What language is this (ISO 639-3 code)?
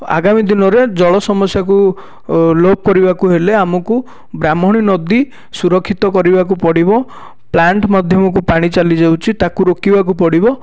ori